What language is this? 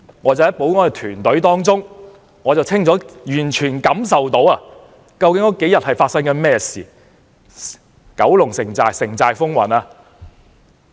Cantonese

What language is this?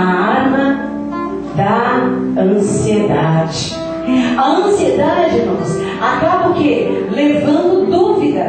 Portuguese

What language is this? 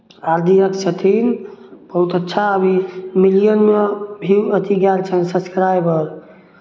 Maithili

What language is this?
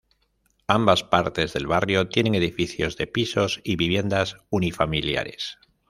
Spanish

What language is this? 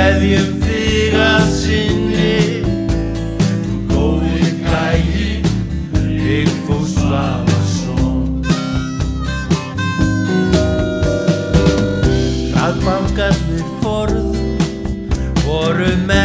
Romanian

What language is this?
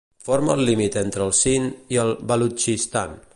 Catalan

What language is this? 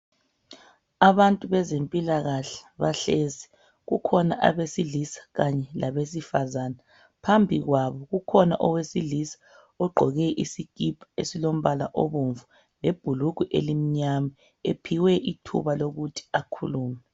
North Ndebele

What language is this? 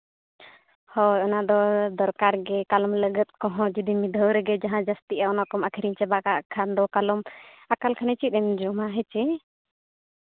Santali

